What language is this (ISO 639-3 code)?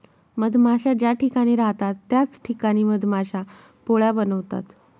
mar